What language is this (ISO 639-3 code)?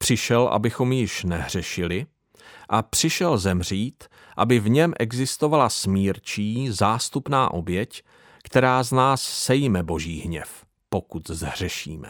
ces